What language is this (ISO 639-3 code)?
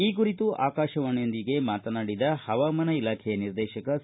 kan